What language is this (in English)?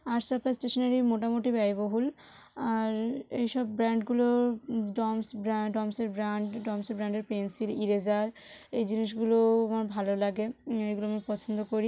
Bangla